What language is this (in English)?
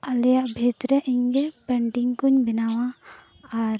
Santali